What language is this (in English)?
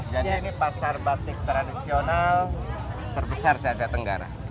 Indonesian